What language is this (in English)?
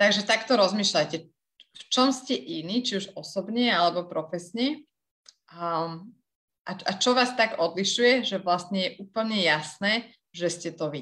Slovak